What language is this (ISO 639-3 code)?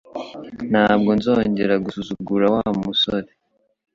kin